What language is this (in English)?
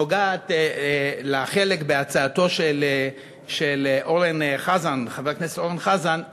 Hebrew